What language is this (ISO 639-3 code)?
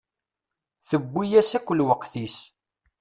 kab